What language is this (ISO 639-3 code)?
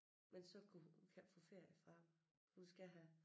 dan